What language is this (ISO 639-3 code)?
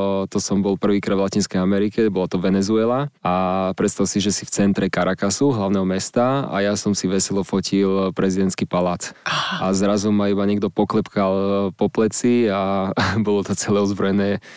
slk